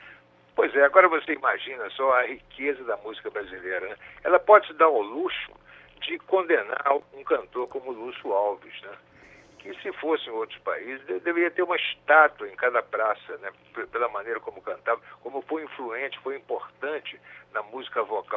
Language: Portuguese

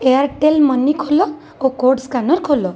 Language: Odia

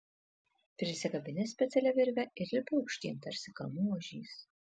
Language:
Lithuanian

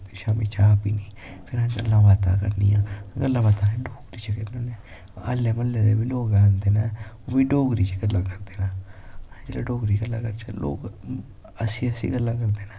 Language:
Dogri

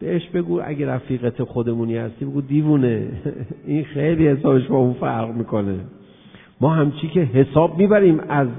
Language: Persian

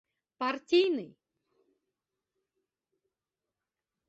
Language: Mari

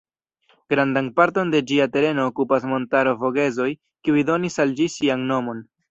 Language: Esperanto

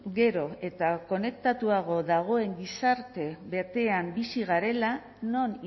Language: Basque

